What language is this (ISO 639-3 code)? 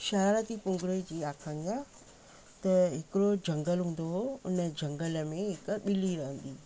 snd